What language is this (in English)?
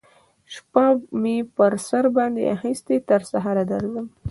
Pashto